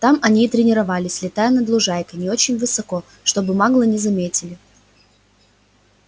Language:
Russian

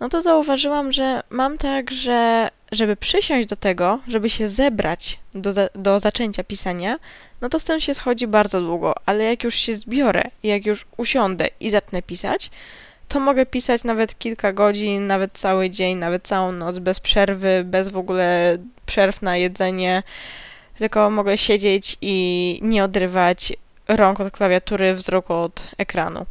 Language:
Polish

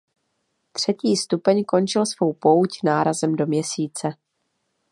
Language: Czech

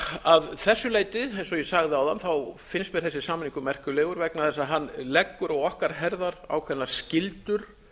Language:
Icelandic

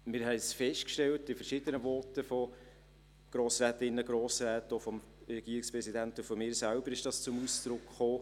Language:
Swiss German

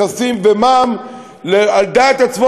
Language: Hebrew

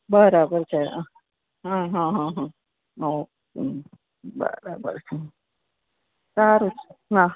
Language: Gujarati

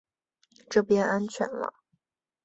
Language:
Chinese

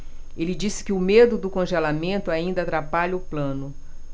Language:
Portuguese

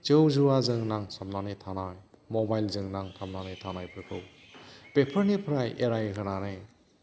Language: Bodo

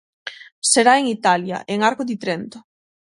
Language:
Galician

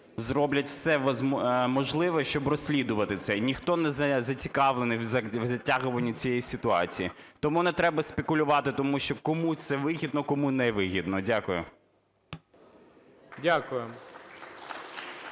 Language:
Ukrainian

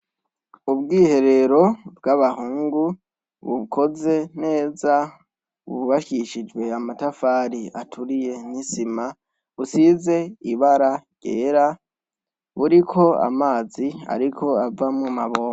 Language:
Rundi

